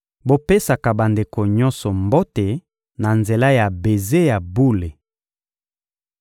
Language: Lingala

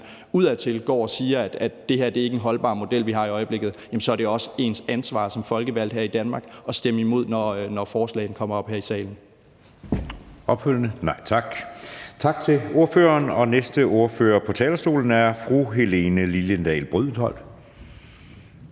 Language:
Danish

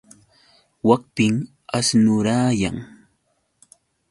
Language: Yauyos Quechua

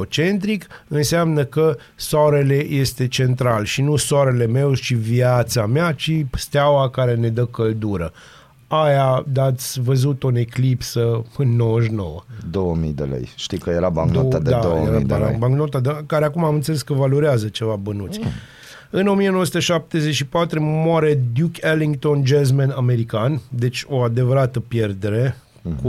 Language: Romanian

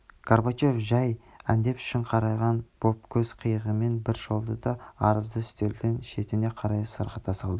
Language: Kazakh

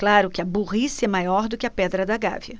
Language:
Portuguese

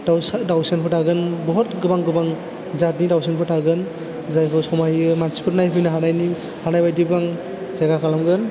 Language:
Bodo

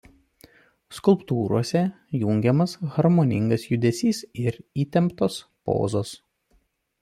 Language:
Lithuanian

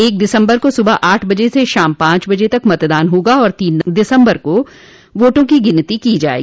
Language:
Hindi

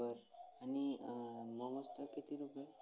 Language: Marathi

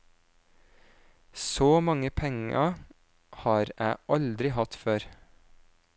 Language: Norwegian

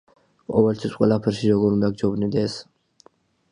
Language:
Georgian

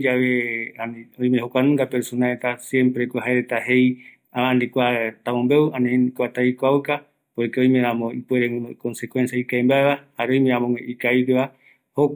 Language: Eastern Bolivian Guaraní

